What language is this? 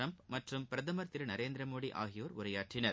Tamil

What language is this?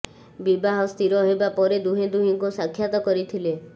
Odia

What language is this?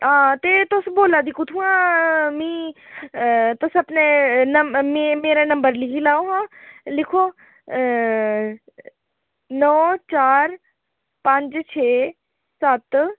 Dogri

